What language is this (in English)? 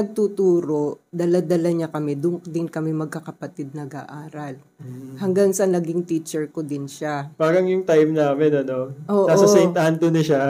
Filipino